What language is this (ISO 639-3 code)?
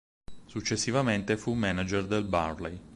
ita